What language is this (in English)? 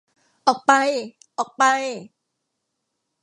Thai